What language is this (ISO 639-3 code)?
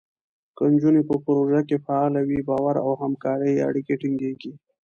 pus